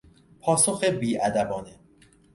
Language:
Persian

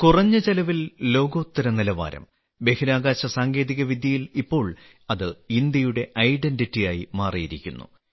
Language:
Malayalam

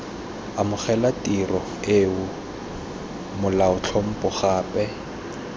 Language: Tswana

